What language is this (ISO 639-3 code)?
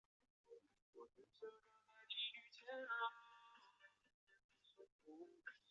zho